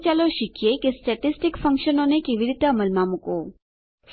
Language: Gujarati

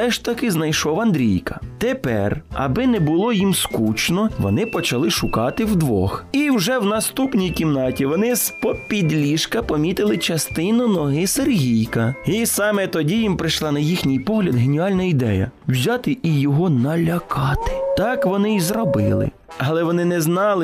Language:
Ukrainian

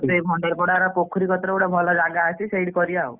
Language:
Odia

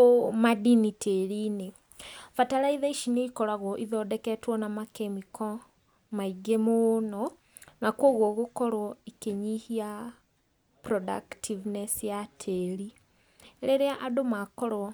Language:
Kikuyu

